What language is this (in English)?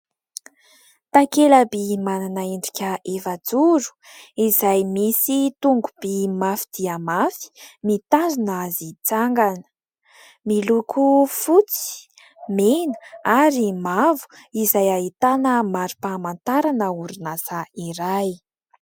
Malagasy